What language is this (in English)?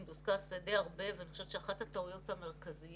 Hebrew